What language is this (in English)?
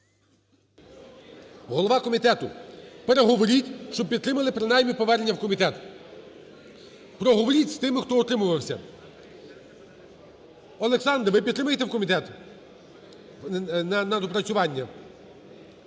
Ukrainian